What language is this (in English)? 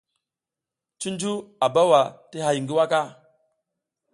South Giziga